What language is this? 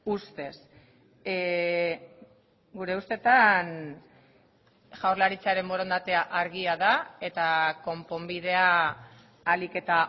Basque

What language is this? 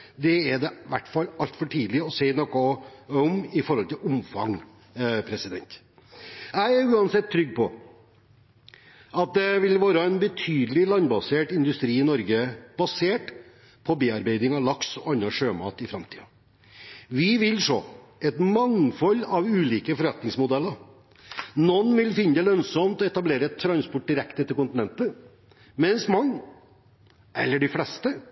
Norwegian Bokmål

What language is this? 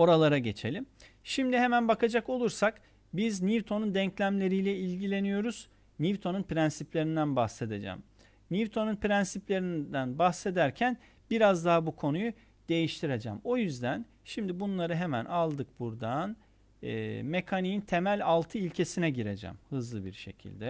Turkish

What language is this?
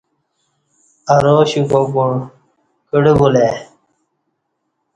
Kati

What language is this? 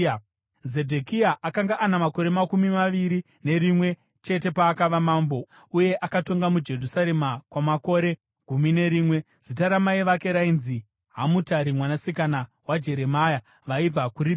Shona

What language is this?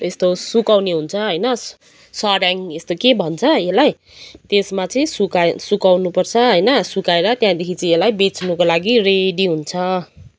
Nepali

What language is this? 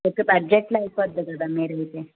Telugu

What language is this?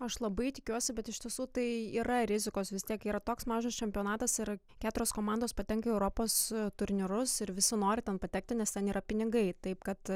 Lithuanian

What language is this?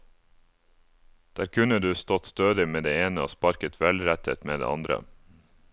Norwegian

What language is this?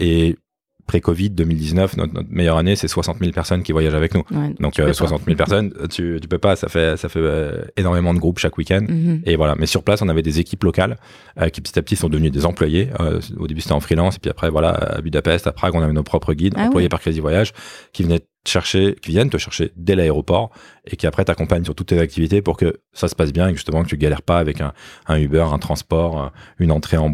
French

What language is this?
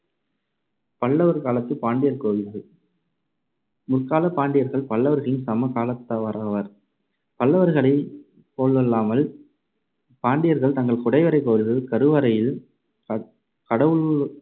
Tamil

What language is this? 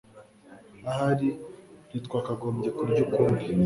Kinyarwanda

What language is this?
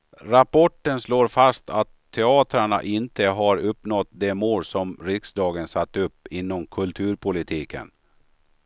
Swedish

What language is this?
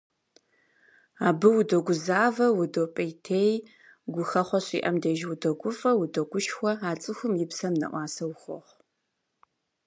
Kabardian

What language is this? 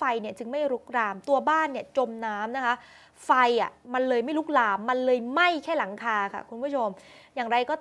Thai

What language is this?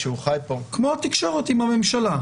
Hebrew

